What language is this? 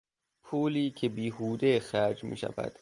Persian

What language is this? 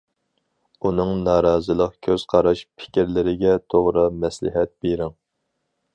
Uyghur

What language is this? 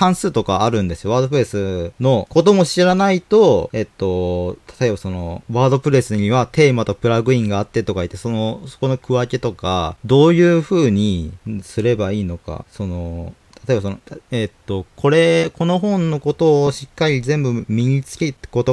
Japanese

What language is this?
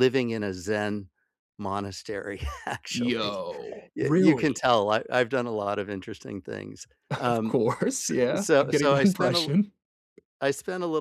English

